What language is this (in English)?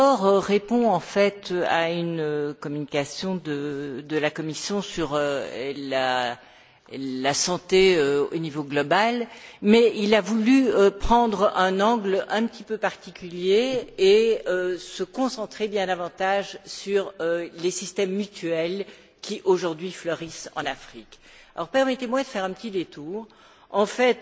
French